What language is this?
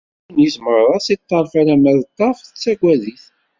Kabyle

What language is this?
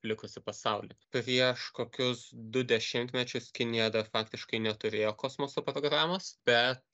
Lithuanian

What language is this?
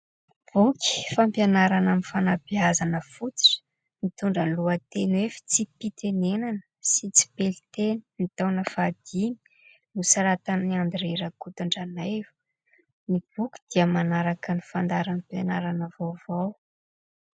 Malagasy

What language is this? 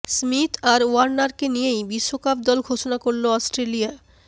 Bangla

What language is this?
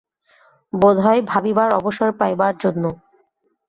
Bangla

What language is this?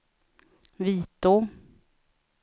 Swedish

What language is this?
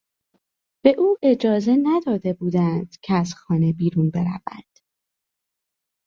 Persian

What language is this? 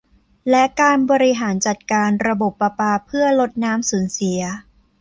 Thai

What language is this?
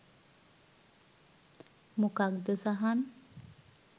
Sinhala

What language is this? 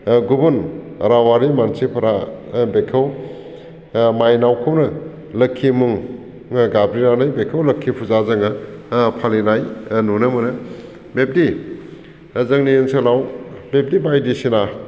Bodo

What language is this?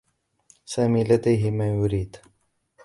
Arabic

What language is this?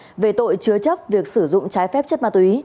Vietnamese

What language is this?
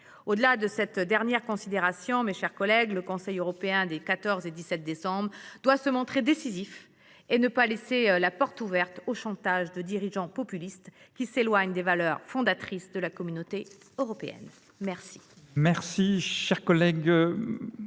French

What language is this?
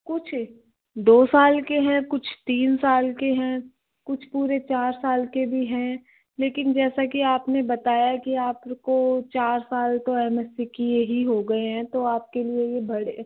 Hindi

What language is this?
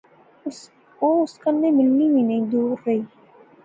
Pahari-Potwari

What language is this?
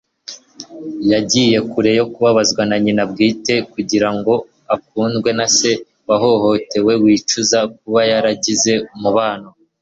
Kinyarwanda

